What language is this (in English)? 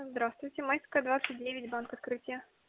Russian